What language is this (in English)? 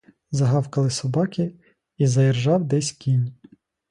Ukrainian